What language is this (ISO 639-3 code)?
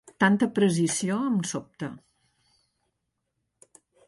cat